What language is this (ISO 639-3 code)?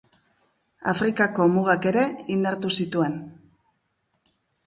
eus